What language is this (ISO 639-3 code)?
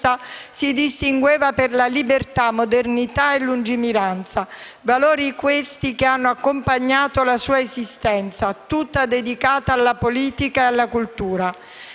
ita